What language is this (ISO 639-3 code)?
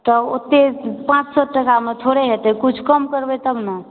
mai